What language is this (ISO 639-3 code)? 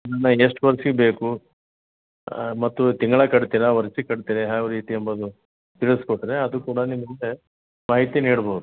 kan